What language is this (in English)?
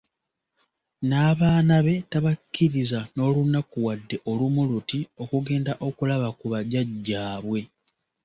Ganda